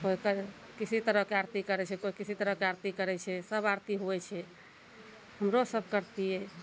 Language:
Maithili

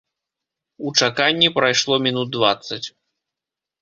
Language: Belarusian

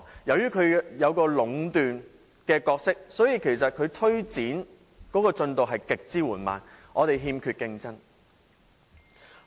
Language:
Cantonese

